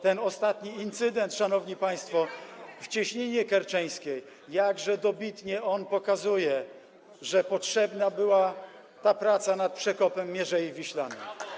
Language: Polish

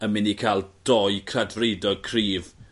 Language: Welsh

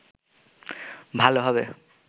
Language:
Bangla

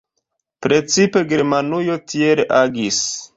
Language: Esperanto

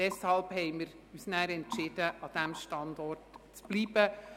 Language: Swiss German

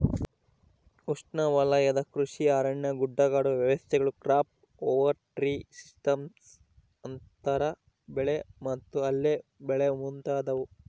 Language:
Kannada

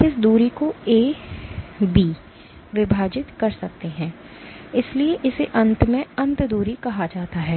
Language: Hindi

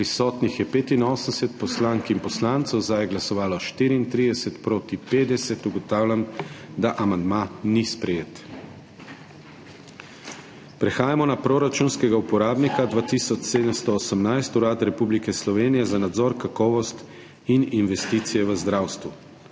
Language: Slovenian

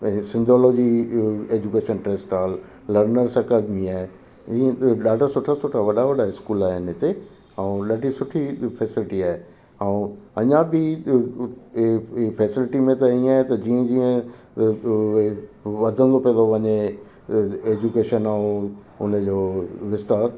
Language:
Sindhi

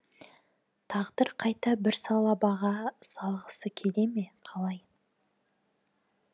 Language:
Kazakh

